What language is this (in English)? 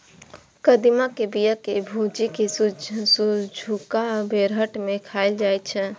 Maithili